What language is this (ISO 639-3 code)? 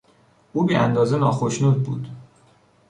fas